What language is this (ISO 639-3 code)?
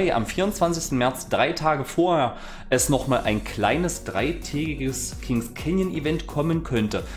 deu